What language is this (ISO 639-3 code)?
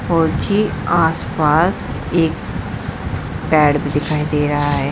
hin